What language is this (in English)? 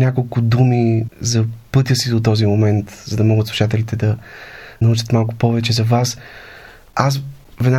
Bulgarian